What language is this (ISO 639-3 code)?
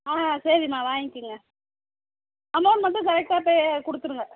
tam